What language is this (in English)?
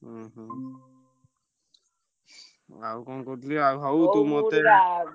Odia